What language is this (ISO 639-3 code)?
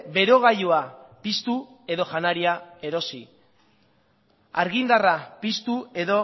eus